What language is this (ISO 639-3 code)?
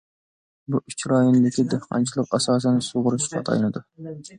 uig